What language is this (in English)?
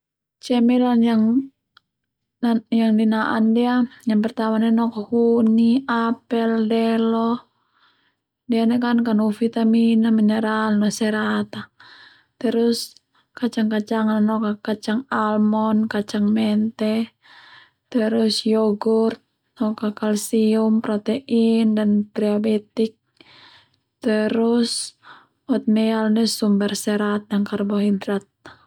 Termanu